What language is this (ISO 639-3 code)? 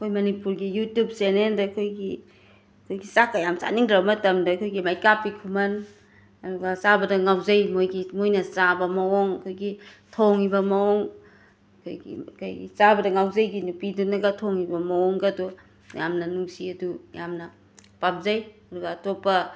mni